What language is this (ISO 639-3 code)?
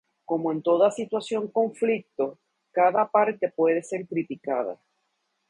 spa